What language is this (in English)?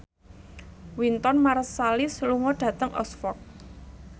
Javanese